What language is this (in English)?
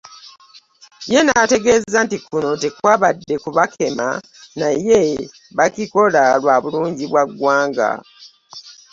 Ganda